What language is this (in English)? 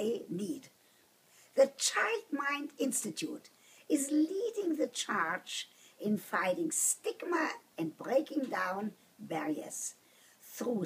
English